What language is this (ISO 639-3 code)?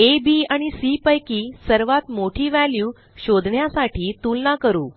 mar